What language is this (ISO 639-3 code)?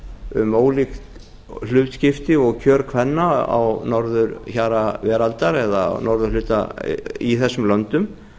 isl